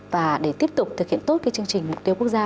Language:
Vietnamese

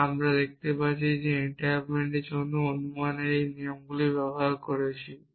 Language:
Bangla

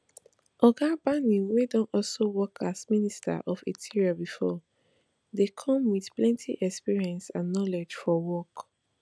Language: Nigerian Pidgin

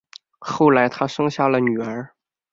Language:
Chinese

